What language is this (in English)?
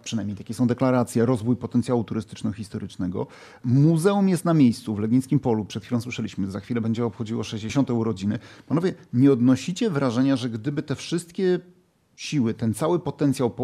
Polish